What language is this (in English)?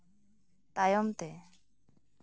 Santali